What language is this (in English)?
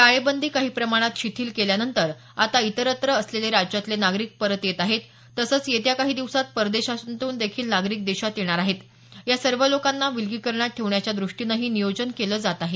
Marathi